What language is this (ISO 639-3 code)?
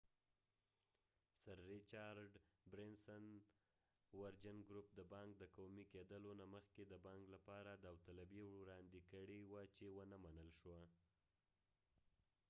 pus